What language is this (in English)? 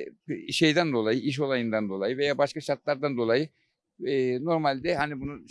Turkish